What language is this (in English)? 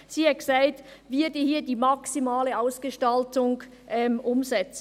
Swiss German